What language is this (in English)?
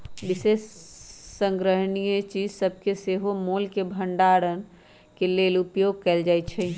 Magahi